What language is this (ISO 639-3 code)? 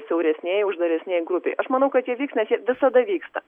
lit